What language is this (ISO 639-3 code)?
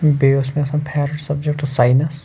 kas